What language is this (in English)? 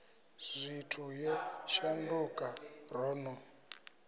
Venda